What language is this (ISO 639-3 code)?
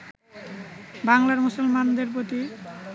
ben